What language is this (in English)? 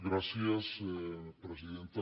Catalan